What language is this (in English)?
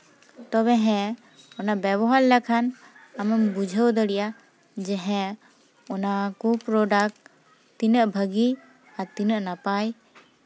Santali